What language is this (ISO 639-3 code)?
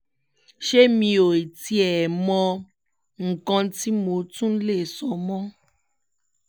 yor